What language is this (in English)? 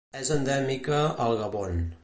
Catalan